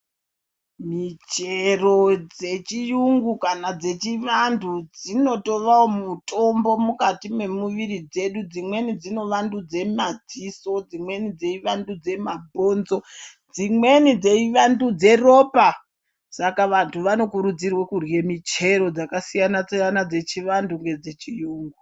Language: Ndau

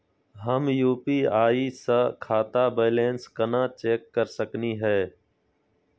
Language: Magahi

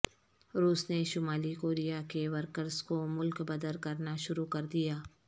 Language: Urdu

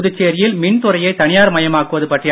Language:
Tamil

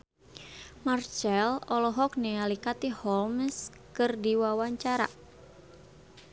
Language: Sundanese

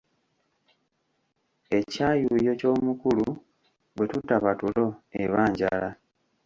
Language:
Ganda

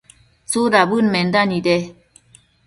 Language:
Matsés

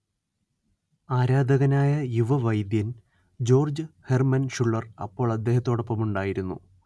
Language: Malayalam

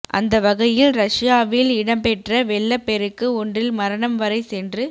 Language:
Tamil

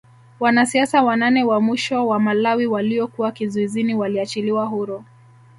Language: Swahili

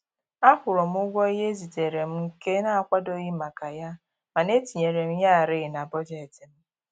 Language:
Igbo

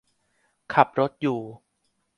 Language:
Thai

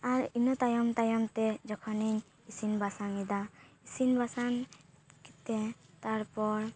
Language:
Santali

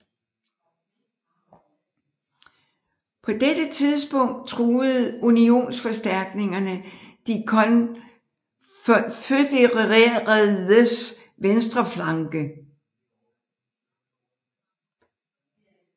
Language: Danish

